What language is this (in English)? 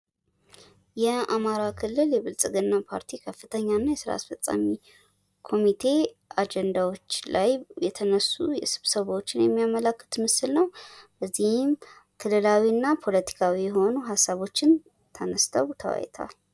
Amharic